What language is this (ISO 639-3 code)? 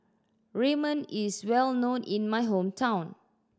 eng